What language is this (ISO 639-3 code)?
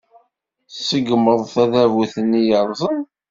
kab